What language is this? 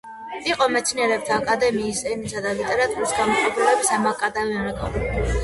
Georgian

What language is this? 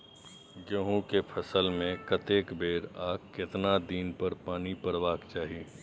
Maithili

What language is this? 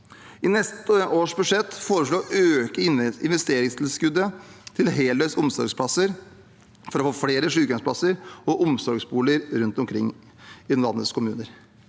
Norwegian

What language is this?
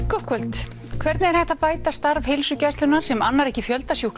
Icelandic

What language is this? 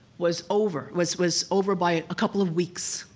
English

